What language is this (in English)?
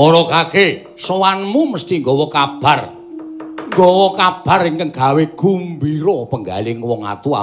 Indonesian